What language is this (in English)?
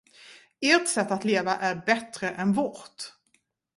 Swedish